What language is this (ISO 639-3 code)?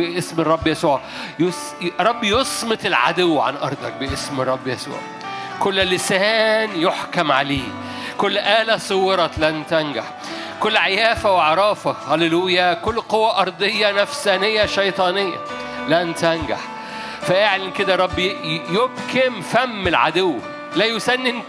ara